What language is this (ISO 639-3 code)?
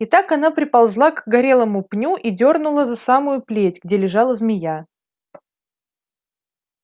rus